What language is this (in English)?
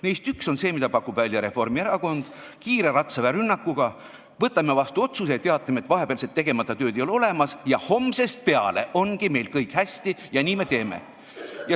Estonian